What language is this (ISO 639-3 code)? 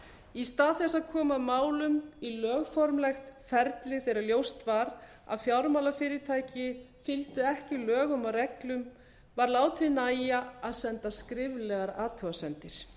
isl